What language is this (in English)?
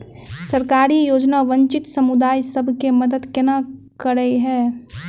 Maithili